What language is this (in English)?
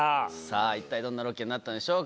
Japanese